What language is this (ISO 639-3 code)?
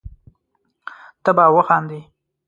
pus